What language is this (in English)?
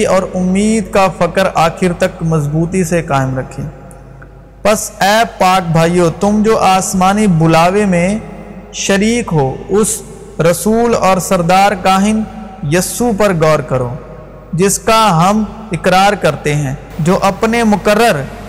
Urdu